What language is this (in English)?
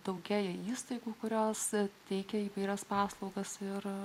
Lithuanian